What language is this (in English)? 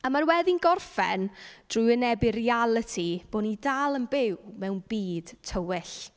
Welsh